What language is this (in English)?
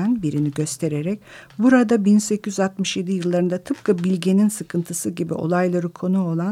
Turkish